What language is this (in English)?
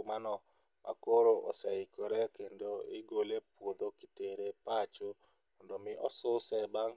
Luo (Kenya and Tanzania)